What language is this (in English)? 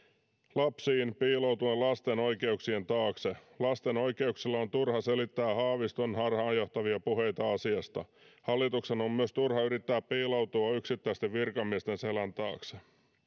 Finnish